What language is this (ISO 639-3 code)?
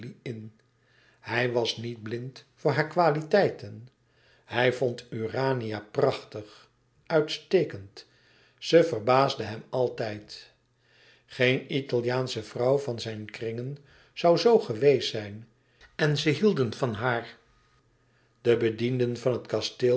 nld